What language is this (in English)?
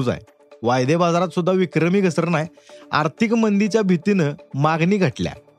Marathi